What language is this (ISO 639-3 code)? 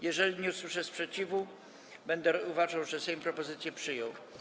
pol